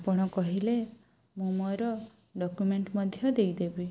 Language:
Odia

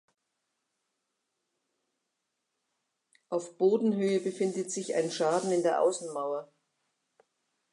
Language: German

